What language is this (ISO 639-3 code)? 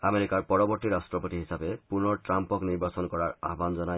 asm